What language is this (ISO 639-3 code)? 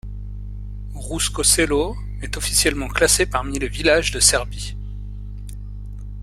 fra